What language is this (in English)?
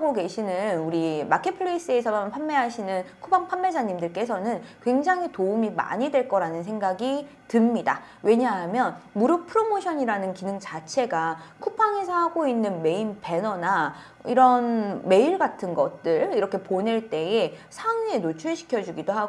Korean